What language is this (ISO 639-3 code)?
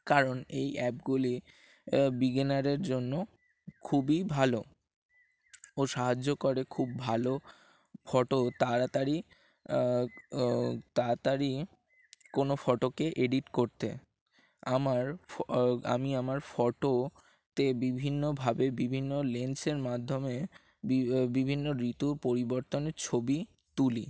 ben